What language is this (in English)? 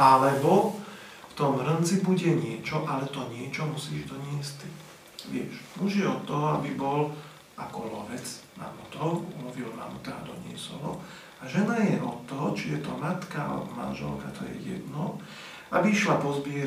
Slovak